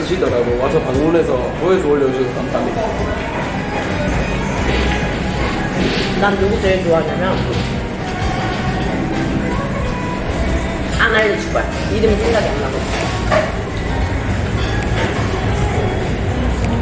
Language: Korean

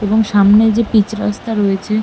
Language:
Bangla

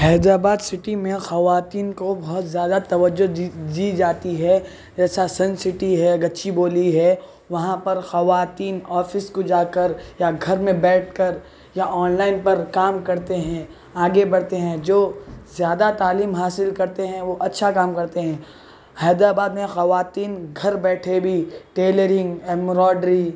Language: Urdu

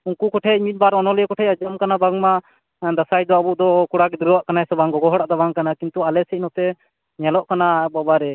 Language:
Santali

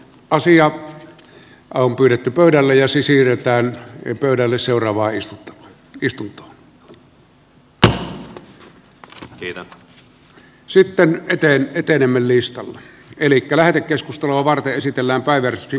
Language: Finnish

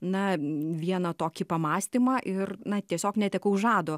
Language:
Lithuanian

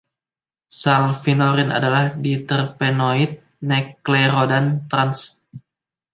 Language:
Indonesian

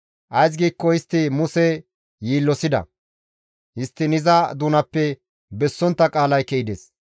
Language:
Gamo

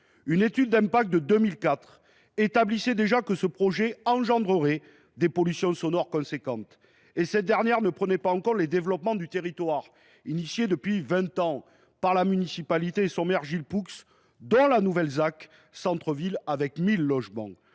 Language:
French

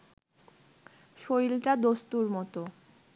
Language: Bangla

